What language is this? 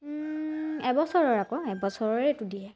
Assamese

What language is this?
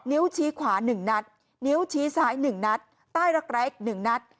Thai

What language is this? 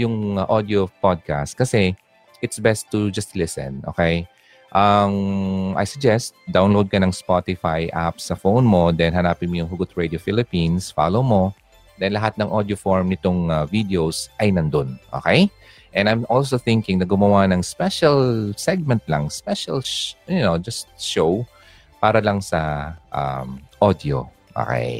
Filipino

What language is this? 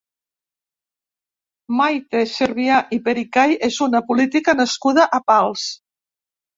Catalan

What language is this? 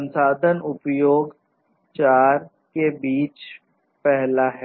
Hindi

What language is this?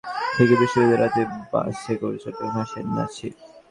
Bangla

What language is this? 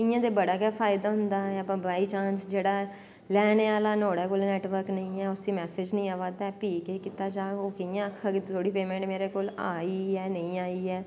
Dogri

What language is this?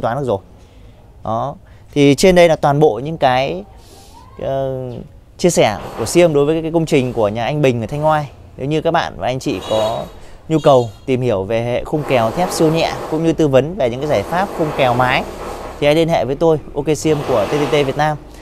Vietnamese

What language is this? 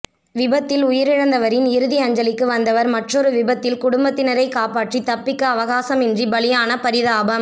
Tamil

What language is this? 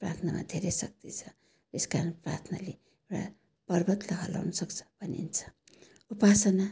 Nepali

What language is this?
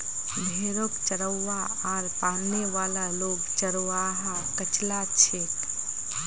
Magahi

